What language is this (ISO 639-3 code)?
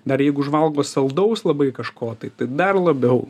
lit